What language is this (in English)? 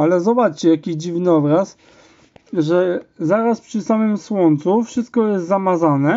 Polish